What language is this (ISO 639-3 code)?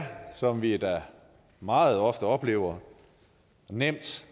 dan